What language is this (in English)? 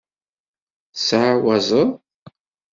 Kabyle